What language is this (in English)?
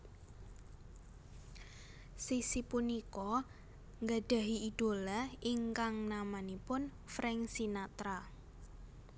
Javanese